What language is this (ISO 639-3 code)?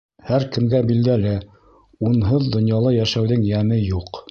bak